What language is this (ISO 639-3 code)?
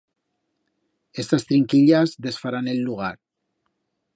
arg